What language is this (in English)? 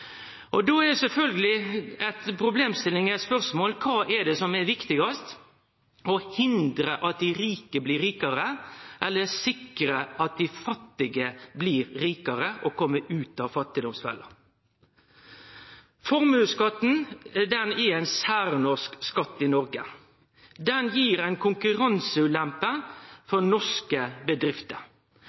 Norwegian Nynorsk